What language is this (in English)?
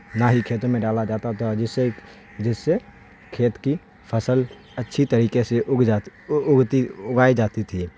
Urdu